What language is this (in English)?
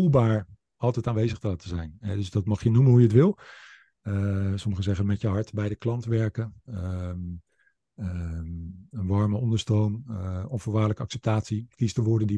Dutch